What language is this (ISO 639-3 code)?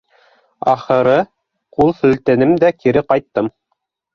bak